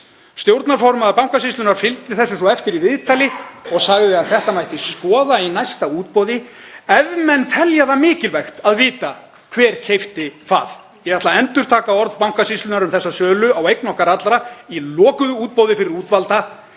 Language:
Icelandic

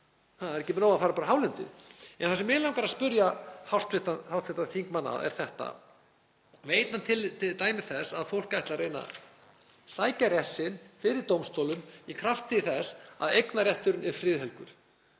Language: Icelandic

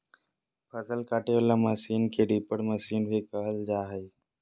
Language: Magahi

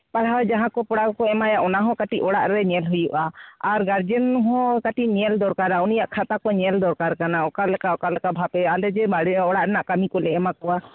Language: Santali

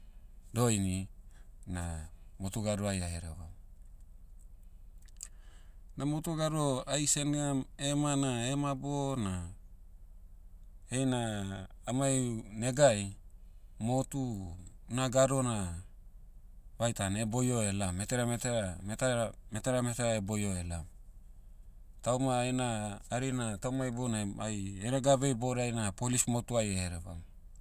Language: Motu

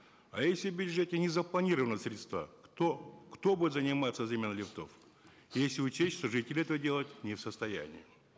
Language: Kazakh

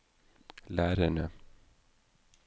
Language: Norwegian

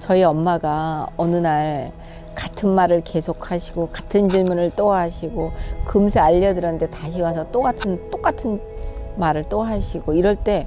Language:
Korean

